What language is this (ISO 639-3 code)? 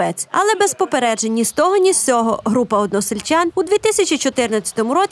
ukr